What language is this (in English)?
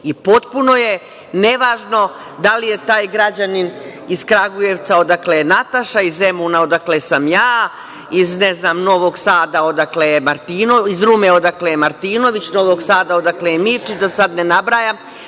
Serbian